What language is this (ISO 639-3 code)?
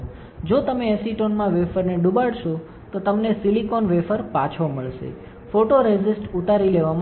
guj